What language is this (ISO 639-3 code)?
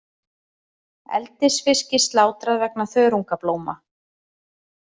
isl